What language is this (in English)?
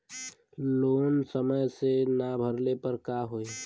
Bhojpuri